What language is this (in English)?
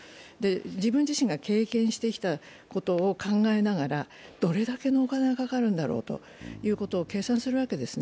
Japanese